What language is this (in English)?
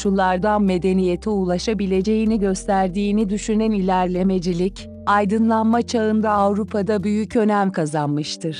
Turkish